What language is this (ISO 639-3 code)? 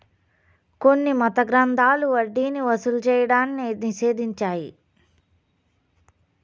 tel